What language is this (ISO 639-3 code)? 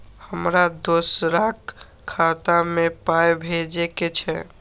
mai